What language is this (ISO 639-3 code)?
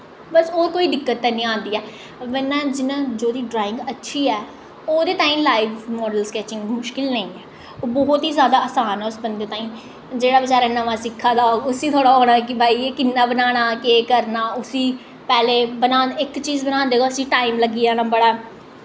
doi